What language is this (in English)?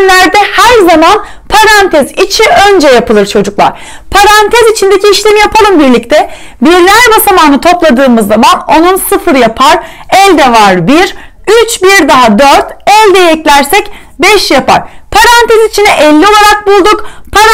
Turkish